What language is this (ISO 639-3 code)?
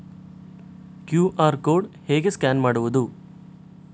kan